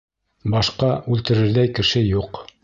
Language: Bashkir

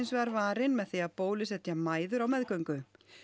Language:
Icelandic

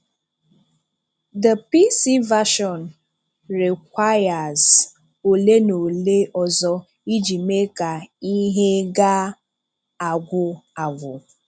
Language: Igbo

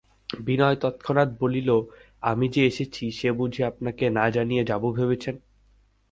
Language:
Bangla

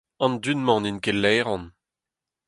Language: Breton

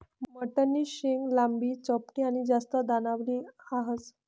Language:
Marathi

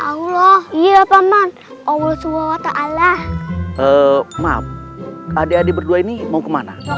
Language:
Indonesian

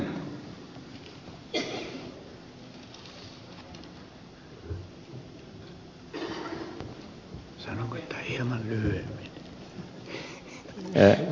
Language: Finnish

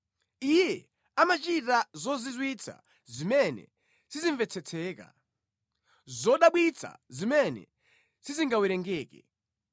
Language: Nyanja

